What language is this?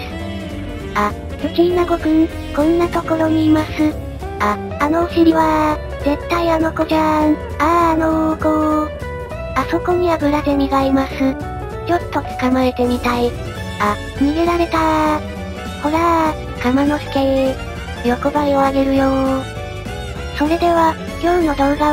Japanese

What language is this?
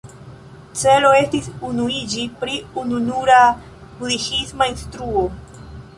Esperanto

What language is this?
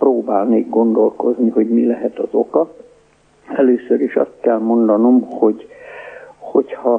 Hungarian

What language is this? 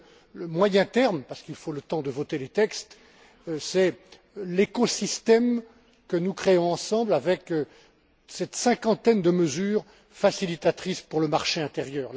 French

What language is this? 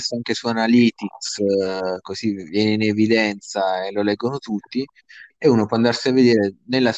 Italian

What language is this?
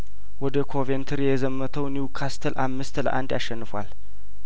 Amharic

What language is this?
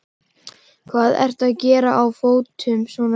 Icelandic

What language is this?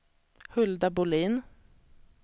Swedish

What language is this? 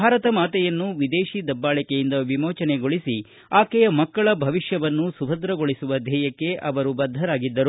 Kannada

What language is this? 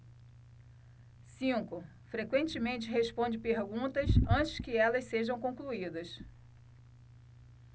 Portuguese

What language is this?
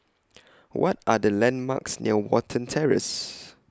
English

